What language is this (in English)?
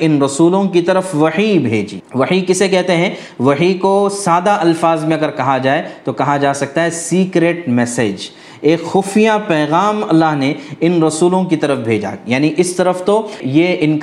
Urdu